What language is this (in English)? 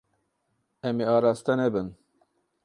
Kurdish